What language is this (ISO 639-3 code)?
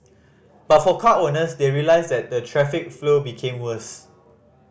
eng